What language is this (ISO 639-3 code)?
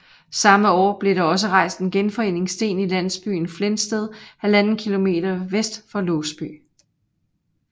dan